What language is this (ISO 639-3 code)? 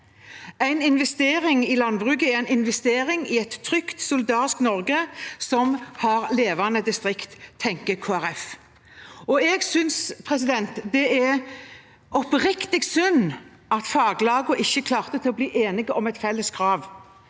nor